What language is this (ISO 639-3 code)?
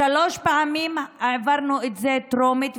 heb